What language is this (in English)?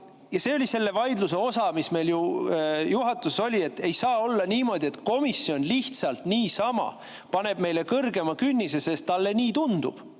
Estonian